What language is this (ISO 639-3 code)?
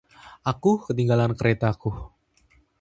ind